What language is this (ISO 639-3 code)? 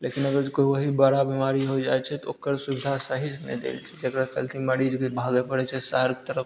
mai